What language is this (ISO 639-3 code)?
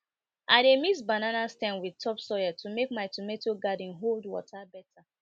pcm